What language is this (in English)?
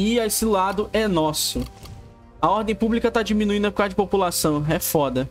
Portuguese